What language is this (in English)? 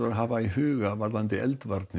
Icelandic